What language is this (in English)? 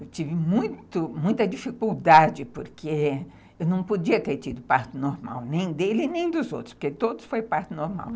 Portuguese